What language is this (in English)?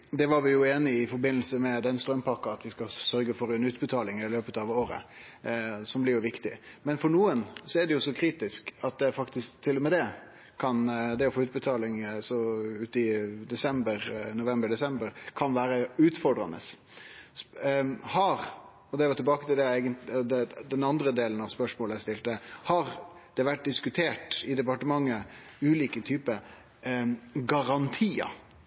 Norwegian Nynorsk